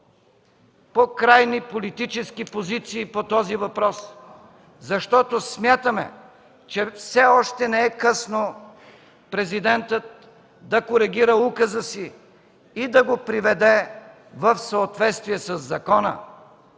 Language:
Bulgarian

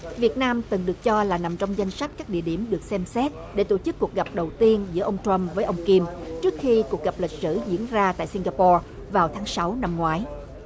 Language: Vietnamese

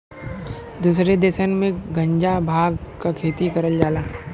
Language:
Bhojpuri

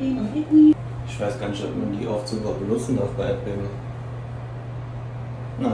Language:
German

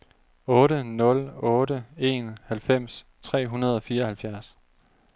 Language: Danish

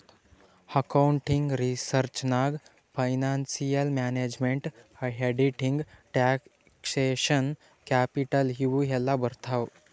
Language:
Kannada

